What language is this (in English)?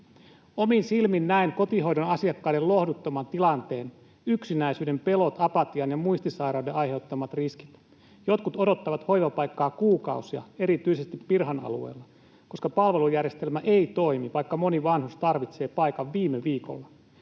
Finnish